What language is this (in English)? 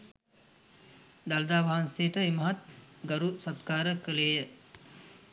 Sinhala